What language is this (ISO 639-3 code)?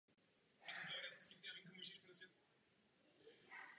ces